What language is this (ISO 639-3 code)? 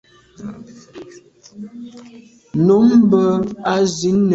byv